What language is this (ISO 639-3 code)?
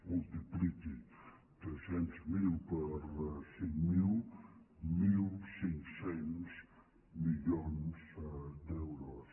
cat